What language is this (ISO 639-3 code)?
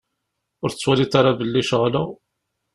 kab